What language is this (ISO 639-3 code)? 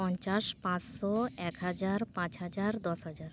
sat